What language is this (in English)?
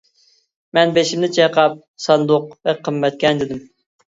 Uyghur